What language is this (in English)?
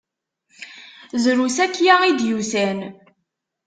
Kabyle